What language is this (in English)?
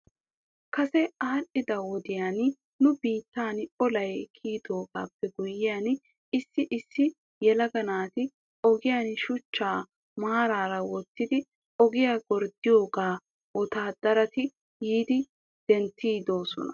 Wolaytta